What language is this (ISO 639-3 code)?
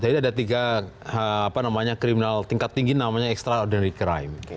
ind